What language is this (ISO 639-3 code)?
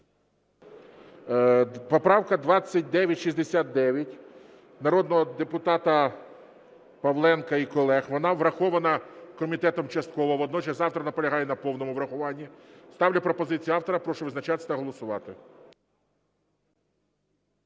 ukr